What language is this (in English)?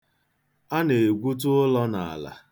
Igbo